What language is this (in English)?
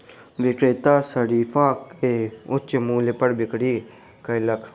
Maithili